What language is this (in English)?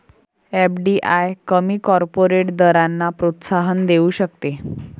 Marathi